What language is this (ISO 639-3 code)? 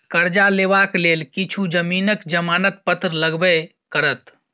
mai